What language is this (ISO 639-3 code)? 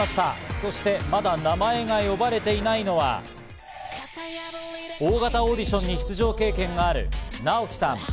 jpn